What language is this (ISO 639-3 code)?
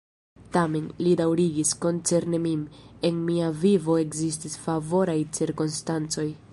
epo